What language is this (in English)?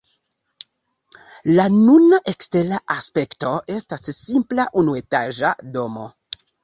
Esperanto